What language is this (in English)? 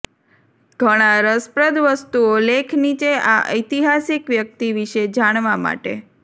Gujarati